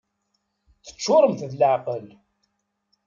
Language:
Kabyle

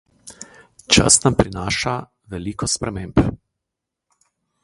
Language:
Slovenian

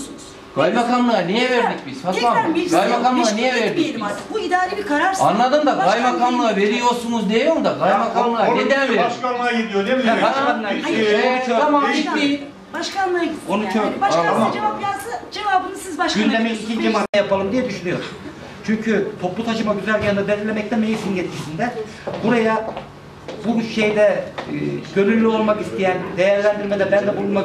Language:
Turkish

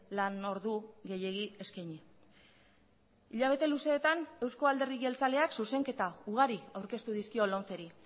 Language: Basque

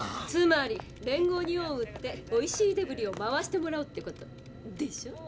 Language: Japanese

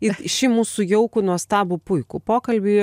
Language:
Lithuanian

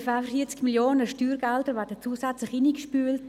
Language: Swiss German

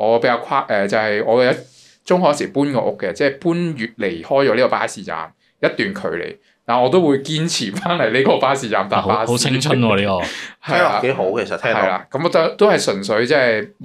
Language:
Chinese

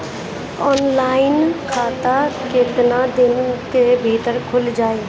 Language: Bhojpuri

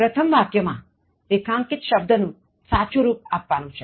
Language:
Gujarati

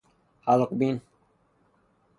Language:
Persian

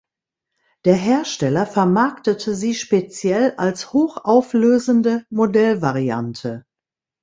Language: German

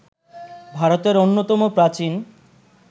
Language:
Bangla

